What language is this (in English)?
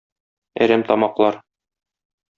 Tatar